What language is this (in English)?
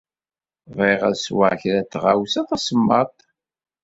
Kabyle